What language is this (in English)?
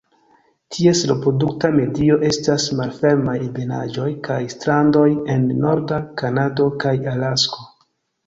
Esperanto